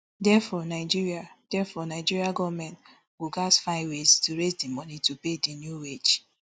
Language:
Nigerian Pidgin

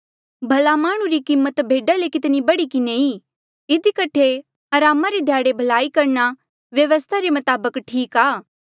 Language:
Mandeali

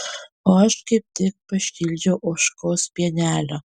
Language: Lithuanian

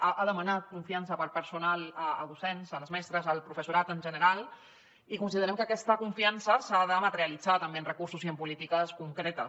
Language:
Catalan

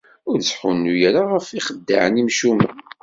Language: Kabyle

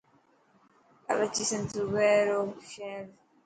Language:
Dhatki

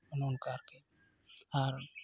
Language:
Santali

